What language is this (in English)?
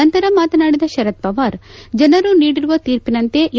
Kannada